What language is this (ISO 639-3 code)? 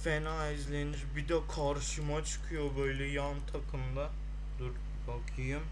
tur